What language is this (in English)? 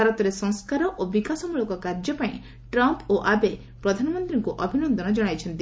Odia